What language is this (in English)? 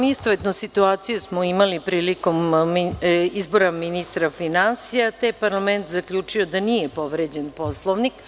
Serbian